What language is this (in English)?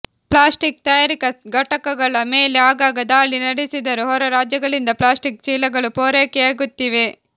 Kannada